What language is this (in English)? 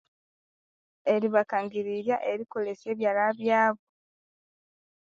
Konzo